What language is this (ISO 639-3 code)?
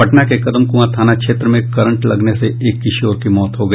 hin